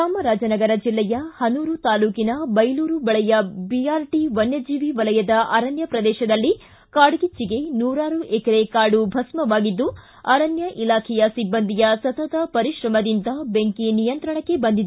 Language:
Kannada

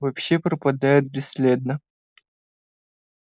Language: Russian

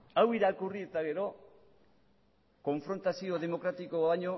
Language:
Basque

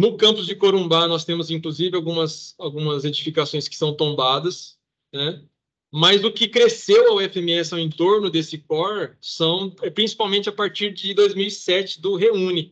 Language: Portuguese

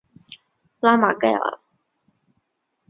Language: Chinese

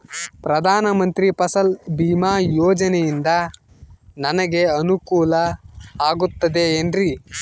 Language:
Kannada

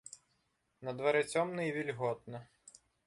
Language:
Belarusian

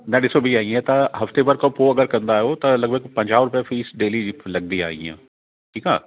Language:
Sindhi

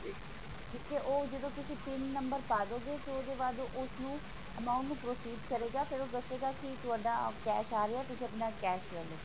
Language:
Punjabi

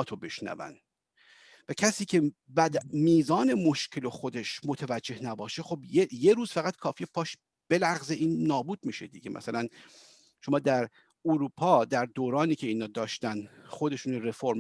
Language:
Persian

